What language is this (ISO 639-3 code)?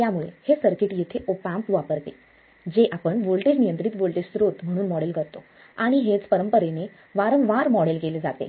mar